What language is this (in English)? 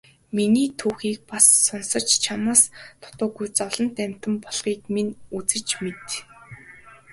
Mongolian